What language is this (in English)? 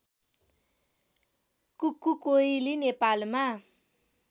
Nepali